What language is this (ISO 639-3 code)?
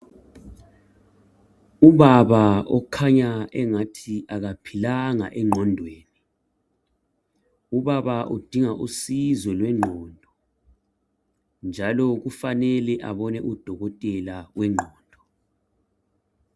nde